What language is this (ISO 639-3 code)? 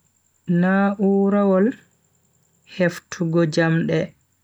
fui